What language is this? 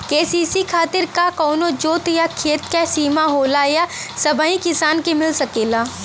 Bhojpuri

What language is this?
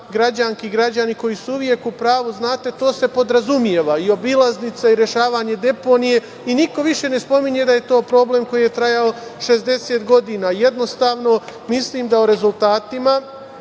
Serbian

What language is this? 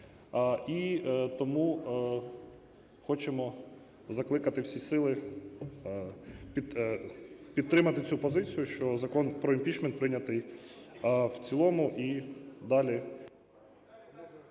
Ukrainian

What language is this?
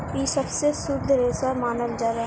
Bhojpuri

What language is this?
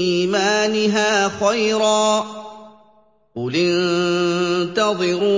Arabic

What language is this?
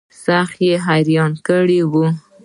Pashto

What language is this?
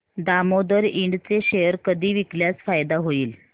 Marathi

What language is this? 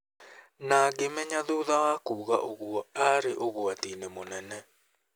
Kikuyu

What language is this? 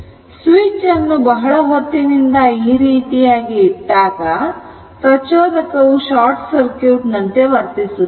Kannada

